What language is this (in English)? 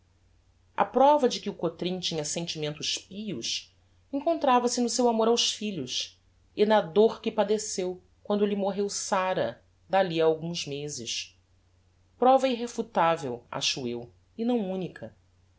Portuguese